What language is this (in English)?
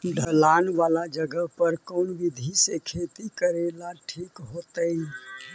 Magahi